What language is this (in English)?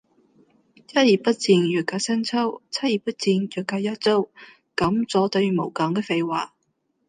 Cantonese